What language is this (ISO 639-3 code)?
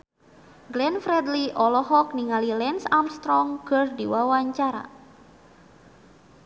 sun